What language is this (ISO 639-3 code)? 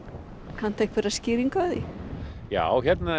isl